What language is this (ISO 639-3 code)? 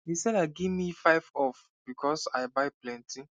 pcm